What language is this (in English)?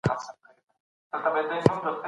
Pashto